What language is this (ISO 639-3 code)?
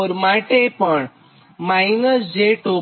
guj